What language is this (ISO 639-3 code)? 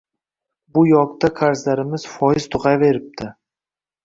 uzb